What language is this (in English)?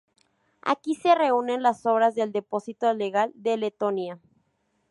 Spanish